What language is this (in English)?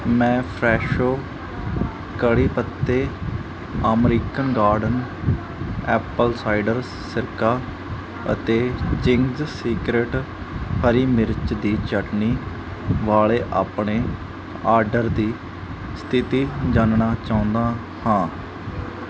Punjabi